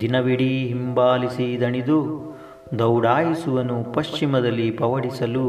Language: Kannada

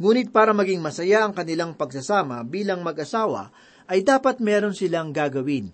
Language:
Filipino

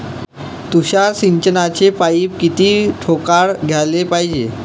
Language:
Marathi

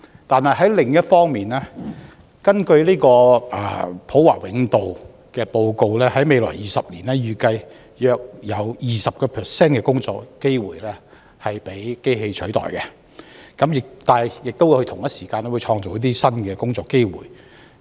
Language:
Cantonese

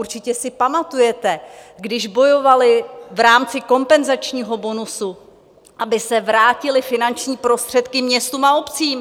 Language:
Czech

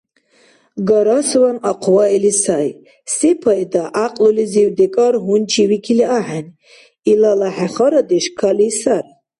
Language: Dargwa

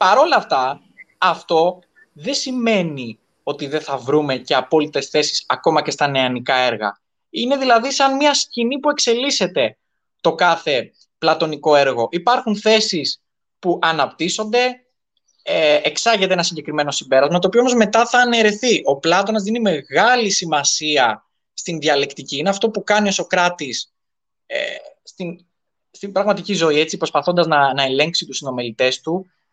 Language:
Greek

